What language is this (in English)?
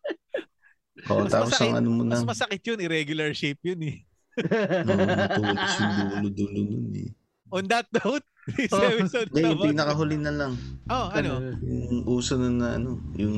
Filipino